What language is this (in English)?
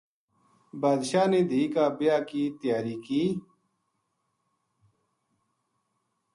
Gujari